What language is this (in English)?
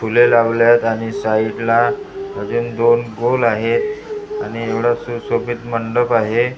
Marathi